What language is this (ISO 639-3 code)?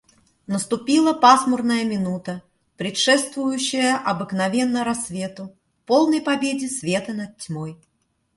rus